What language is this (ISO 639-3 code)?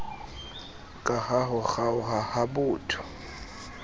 sot